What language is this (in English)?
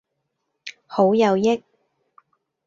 Cantonese